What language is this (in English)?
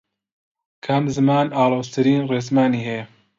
Central Kurdish